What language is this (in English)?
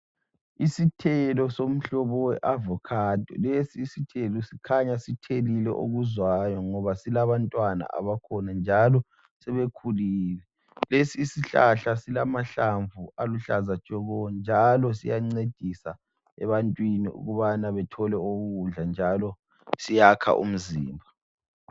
North Ndebele